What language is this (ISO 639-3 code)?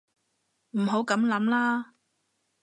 yue